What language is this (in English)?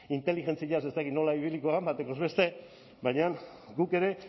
Basque